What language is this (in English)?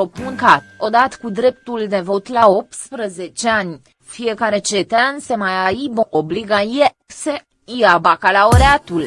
Romanian